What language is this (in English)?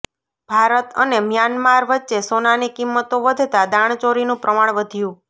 Gujarati